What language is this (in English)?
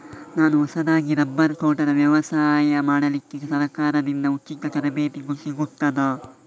Kannada